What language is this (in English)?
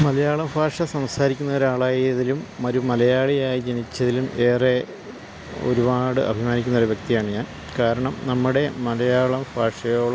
Malayalam